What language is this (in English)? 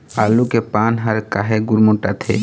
Chhattisgarhi